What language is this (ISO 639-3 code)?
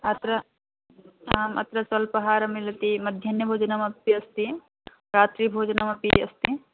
san